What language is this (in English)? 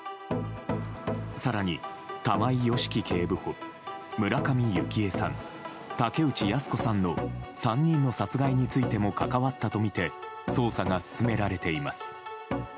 Japanese